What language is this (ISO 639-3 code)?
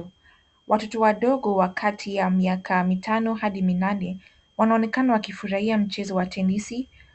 swa